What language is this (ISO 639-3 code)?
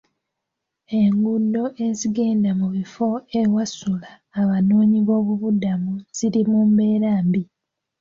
lug